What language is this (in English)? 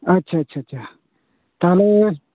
Santali